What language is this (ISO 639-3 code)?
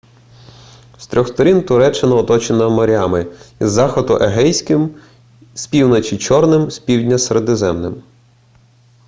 ukr